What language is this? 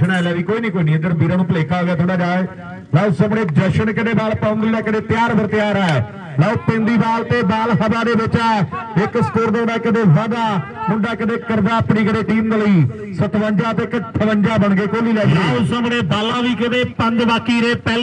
Punjabi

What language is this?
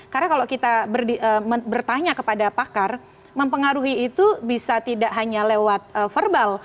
Indonesian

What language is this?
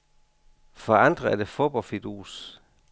Danish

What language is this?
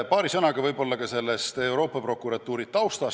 Estonian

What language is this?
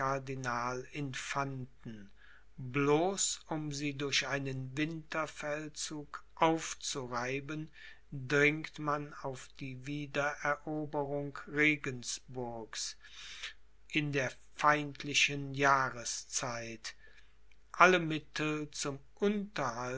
German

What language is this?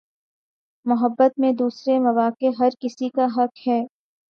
Urdu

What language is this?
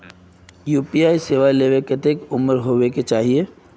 Magahi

